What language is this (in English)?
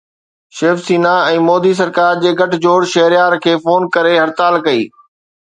Sindhi